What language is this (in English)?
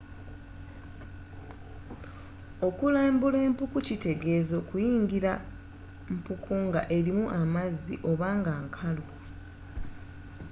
Ganda